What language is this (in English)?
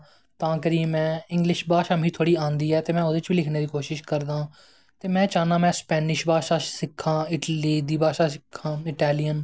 Dogri